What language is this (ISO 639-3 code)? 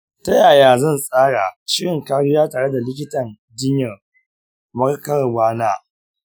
hau